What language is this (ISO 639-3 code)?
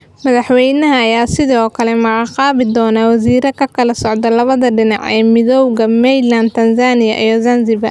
som